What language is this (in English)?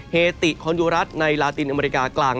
Thai